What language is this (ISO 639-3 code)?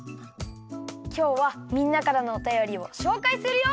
jpn